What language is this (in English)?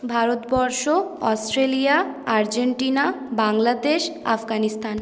Bangla